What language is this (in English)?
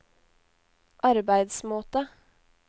Norwegian